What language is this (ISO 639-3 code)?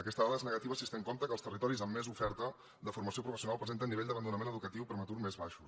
cat